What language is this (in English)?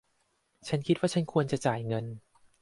Thai